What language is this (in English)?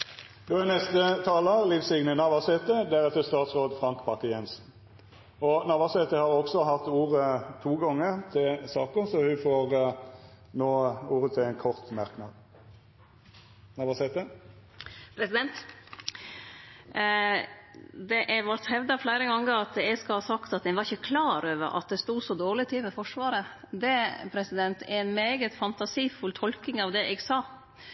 Norwegian Nynorsk